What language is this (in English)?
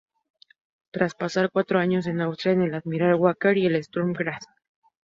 Spanish